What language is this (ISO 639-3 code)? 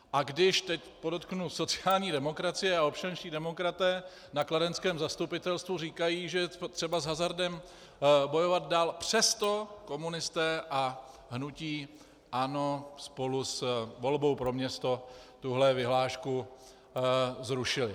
ces